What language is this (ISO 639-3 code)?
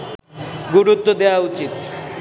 ben